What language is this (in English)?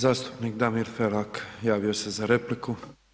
Croatian